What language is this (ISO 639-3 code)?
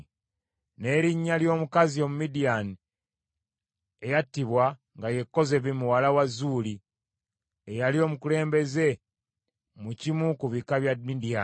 lug